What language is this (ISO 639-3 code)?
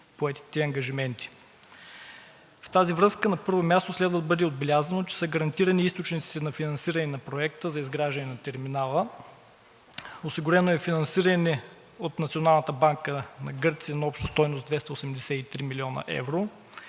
bul